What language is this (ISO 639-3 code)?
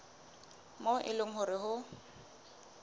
sot